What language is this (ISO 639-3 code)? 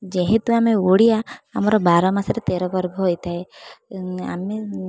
ori